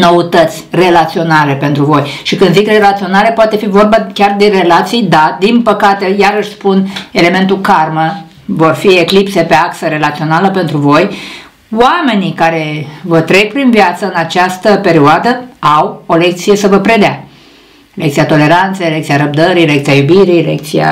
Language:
Romanian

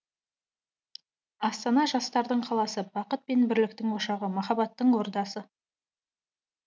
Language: Kazakh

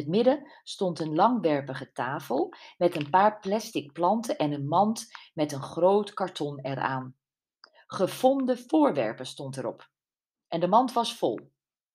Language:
Dutch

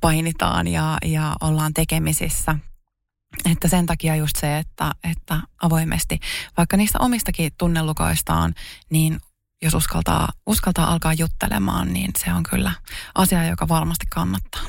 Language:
Finnish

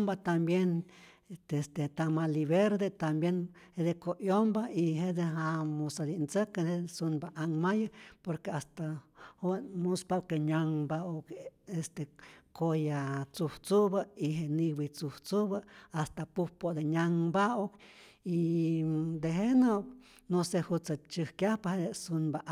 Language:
Rayón Zoque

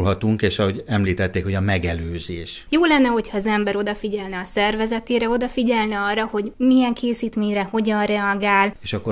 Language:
Hungarian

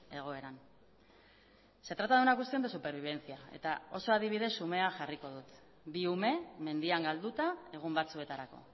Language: Basque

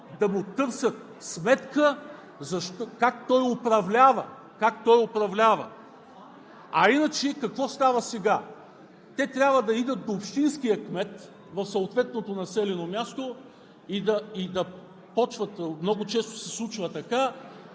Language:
Bulgarian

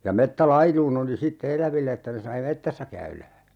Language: Finnish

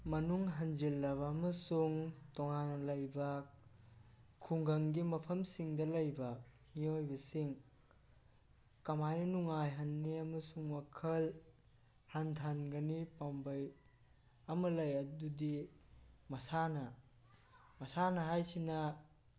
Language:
Manipuri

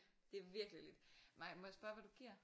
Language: Danish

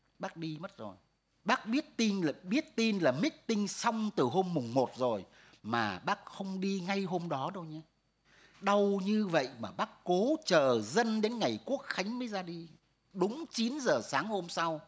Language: Vietnamese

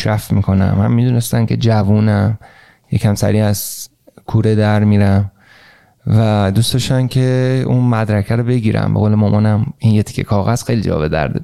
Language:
Persian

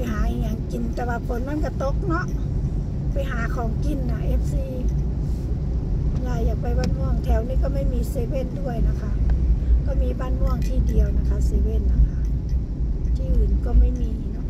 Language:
Thai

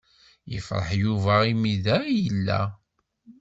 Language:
Kabyle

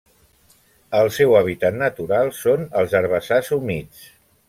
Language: Catalan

